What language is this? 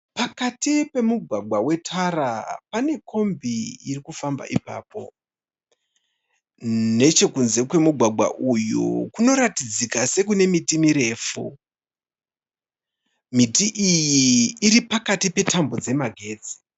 Shona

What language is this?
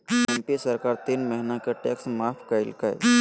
Magahi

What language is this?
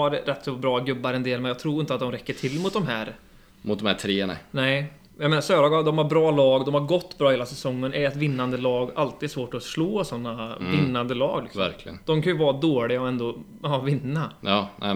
Swedish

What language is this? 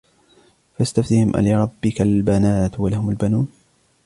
Arabic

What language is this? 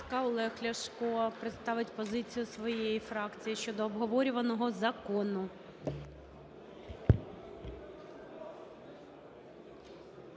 Ukrainian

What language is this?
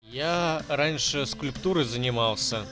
Russian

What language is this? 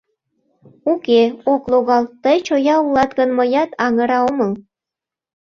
Mari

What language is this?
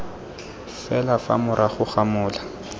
Tswana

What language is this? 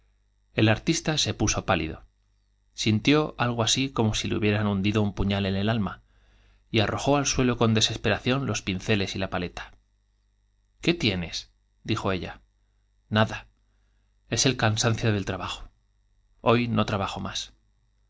Spanish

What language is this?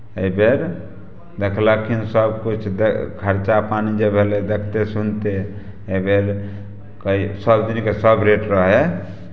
Maithili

